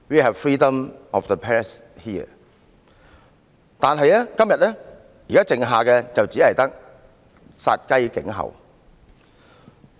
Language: Cantonese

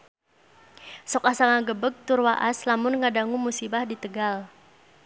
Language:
Sundanese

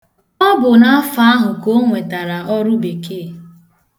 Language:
Igbo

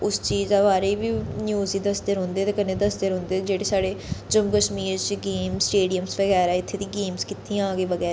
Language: Dogri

